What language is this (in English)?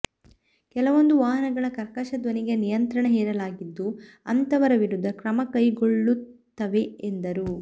Kannada